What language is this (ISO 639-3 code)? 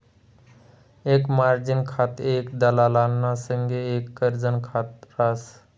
mar